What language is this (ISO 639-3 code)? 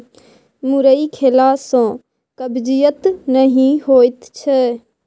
mai